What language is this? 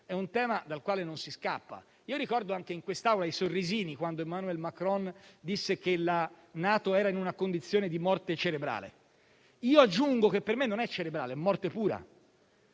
Italian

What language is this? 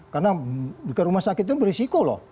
Indonesian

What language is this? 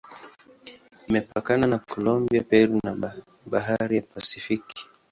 Swahili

